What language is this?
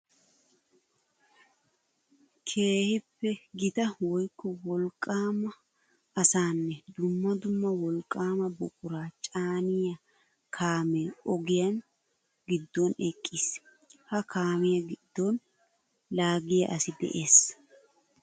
Wolaytta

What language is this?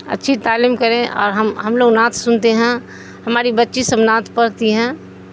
Urdu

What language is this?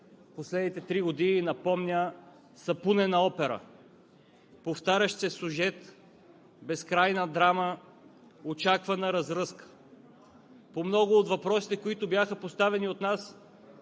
Bulgarian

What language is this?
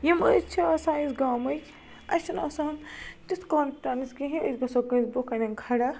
Kashmiri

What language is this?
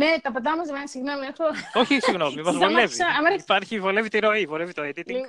Greek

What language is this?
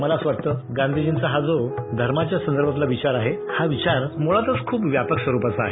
Marathi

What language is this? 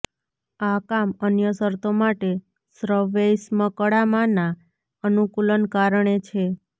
Gujarati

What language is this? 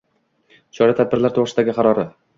Uzbek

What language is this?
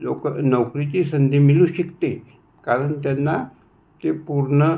Marathi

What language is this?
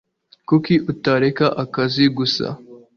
Kinyarwanda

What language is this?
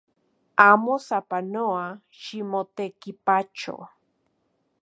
Central Puebla Nahuatl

